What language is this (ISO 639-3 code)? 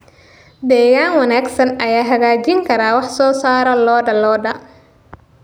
som